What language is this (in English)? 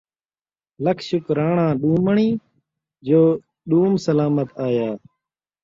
Saraiki